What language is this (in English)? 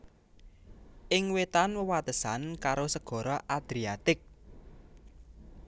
Javanese